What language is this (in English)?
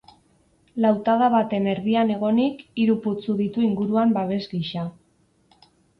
Basque